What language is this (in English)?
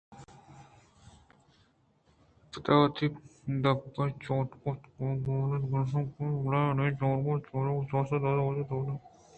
Eastern Balochi